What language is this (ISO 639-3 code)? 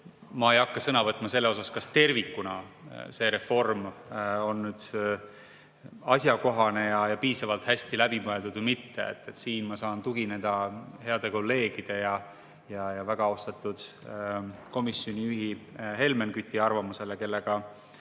est